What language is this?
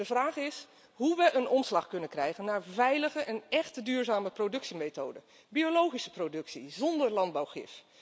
Dutch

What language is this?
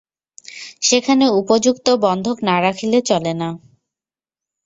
Bangla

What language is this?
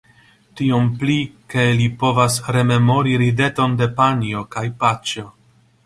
Esperanto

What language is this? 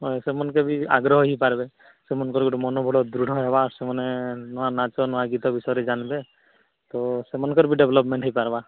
Odia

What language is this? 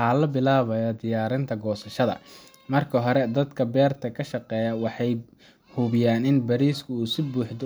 Somali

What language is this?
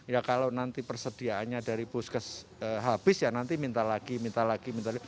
Indonesian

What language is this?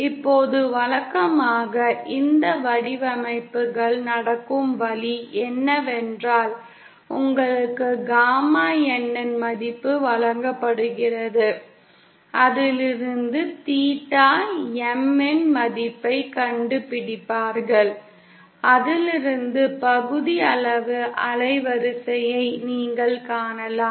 Tamil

